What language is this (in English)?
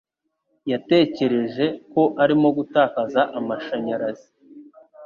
Kinyarwanda